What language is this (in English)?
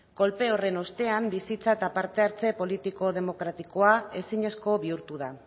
Basque